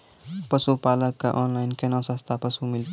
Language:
Maithili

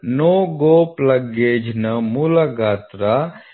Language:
Kannada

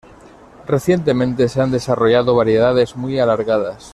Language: Spanish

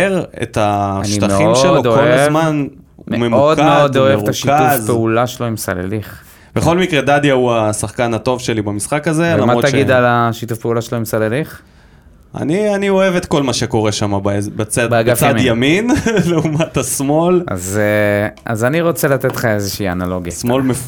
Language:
Hebrew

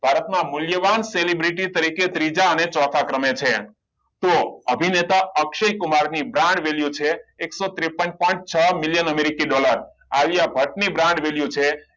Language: Gujarati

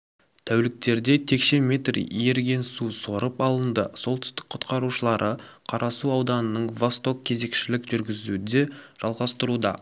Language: Kazakh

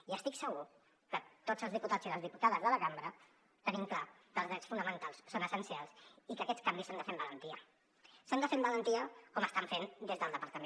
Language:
Catalan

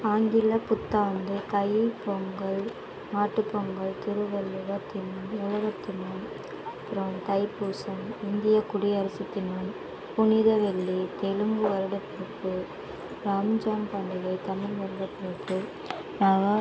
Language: Tamil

